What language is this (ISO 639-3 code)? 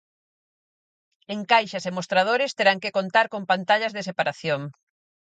glg